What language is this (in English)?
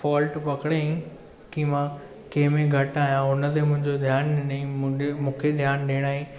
Sindhi